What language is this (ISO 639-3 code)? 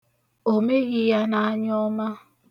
ibo